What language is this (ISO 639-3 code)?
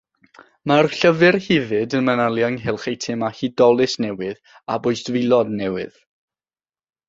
cym